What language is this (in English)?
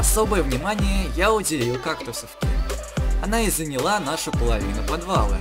Russian